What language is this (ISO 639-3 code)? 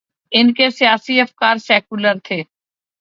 urd